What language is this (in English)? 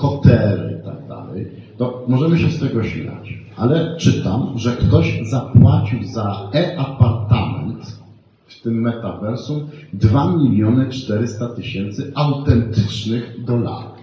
Polish